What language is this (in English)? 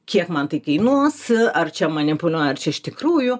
Lithuanian